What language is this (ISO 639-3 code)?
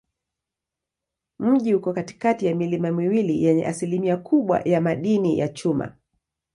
swa